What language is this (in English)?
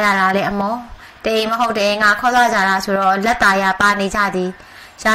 Thai